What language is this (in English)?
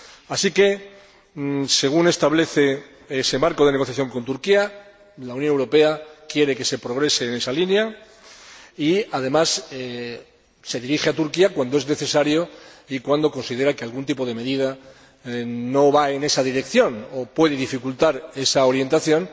Spanish